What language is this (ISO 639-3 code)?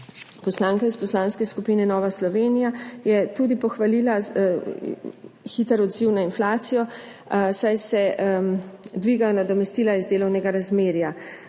slv